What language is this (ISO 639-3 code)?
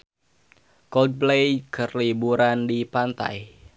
sun